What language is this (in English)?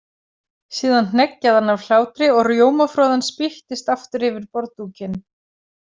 Icelandic